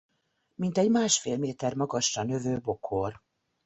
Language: Hungarian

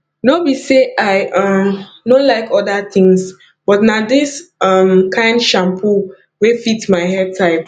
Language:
Nigerian Pidgin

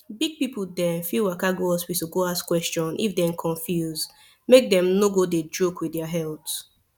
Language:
Nigerian Pidgin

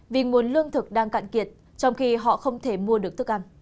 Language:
Vietnamese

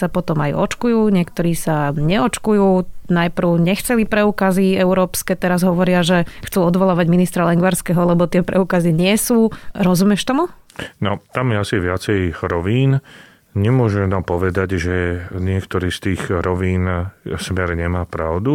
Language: Slovak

